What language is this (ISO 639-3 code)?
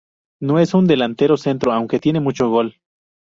spa